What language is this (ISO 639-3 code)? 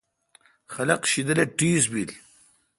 xka